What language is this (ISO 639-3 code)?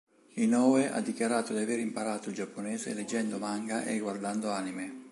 ita